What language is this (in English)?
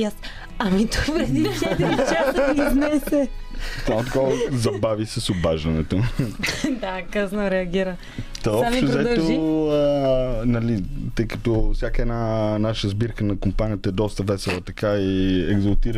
Bulgarian